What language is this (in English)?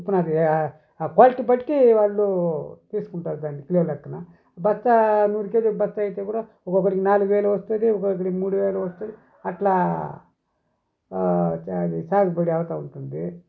Telugu